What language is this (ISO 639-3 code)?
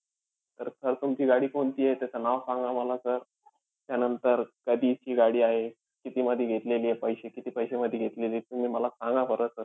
mar